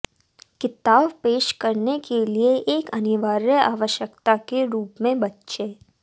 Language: Hindi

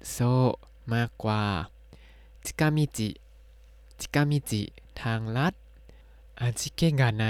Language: Thai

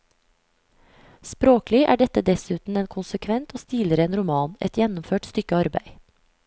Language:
Norwegian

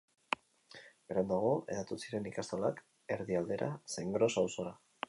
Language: Basque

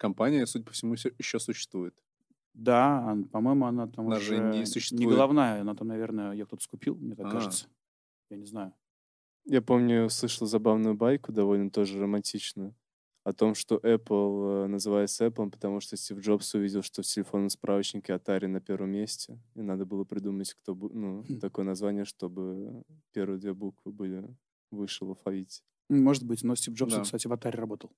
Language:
Russian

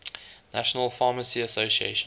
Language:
English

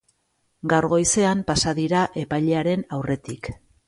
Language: Basque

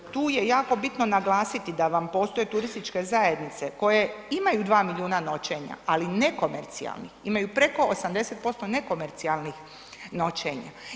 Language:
Croatian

